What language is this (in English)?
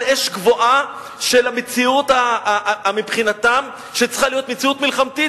Hebrew